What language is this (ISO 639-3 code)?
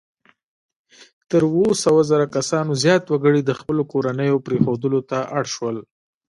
pus